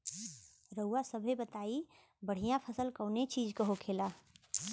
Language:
Bhojpuri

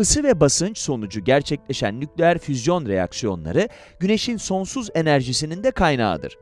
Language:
Turkish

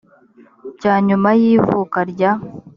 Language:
Kinyarwanda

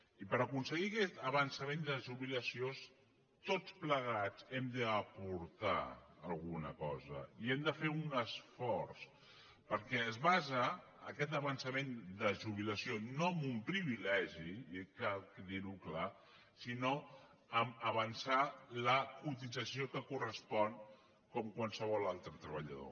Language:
Catalan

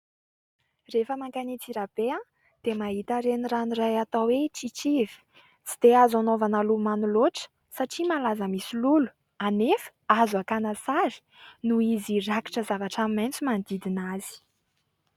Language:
Malagasy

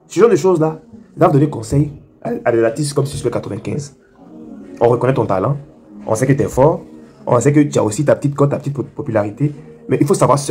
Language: French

